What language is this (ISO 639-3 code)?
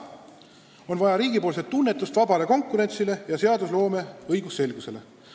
est